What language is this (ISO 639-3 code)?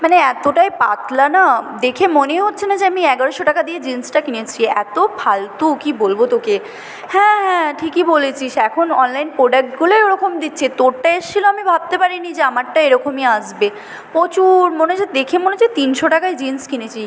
ben